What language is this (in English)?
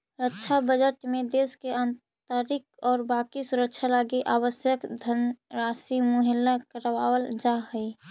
Magahi